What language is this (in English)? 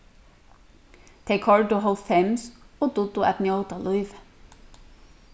Faroese